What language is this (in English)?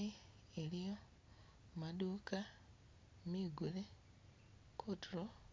Masaaba